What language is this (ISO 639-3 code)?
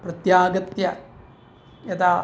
san